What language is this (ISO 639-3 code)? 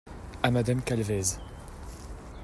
fra